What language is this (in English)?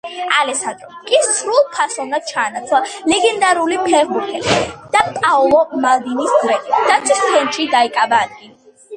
Georgian